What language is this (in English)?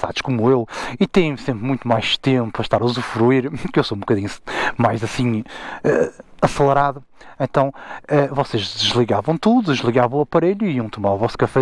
Portuguese